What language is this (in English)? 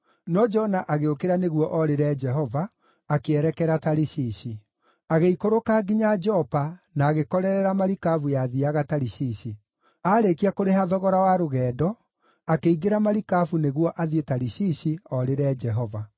Kikuyu